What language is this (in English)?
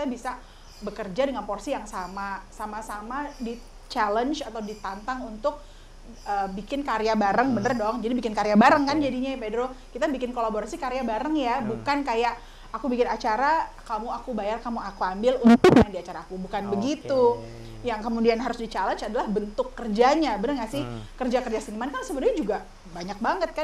Indonesian